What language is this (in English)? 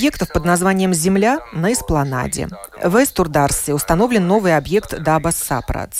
Russian